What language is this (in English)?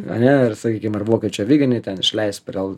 Lithuanian